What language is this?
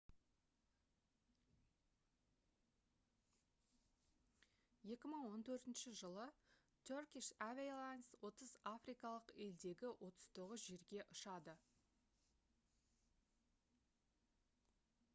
Kazakh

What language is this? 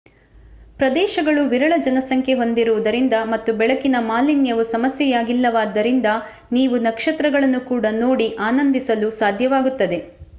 Kannada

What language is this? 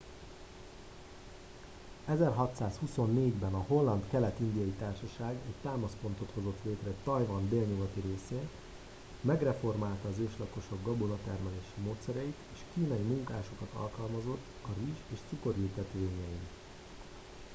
Hungarian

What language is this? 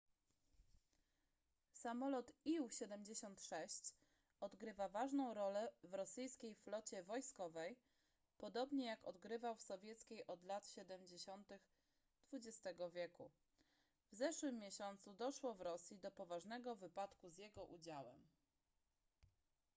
Polish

